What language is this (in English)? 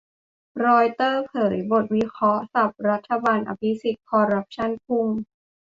Thai